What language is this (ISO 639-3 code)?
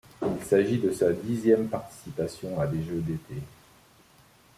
fra